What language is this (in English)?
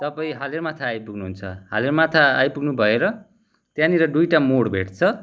Nepali